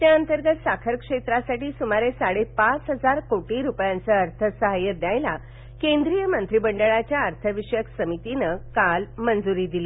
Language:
Marathi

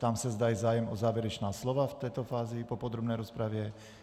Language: Czech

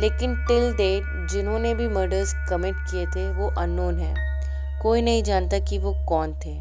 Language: Hindi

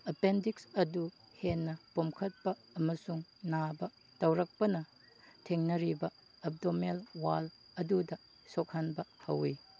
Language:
Manipuri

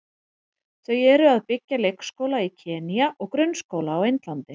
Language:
Icelandic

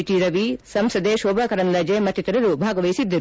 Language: Kannada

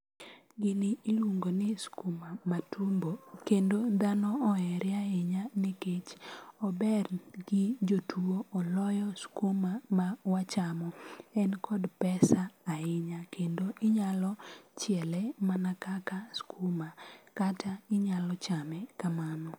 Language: Luo (Kenya and Tanzania)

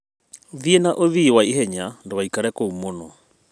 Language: Kikuyu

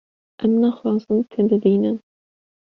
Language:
Kurdish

